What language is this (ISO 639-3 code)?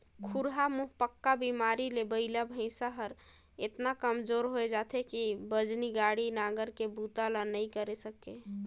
hne